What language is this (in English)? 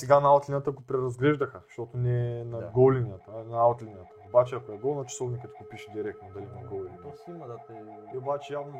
Bulgarian